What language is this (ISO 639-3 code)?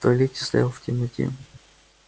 rus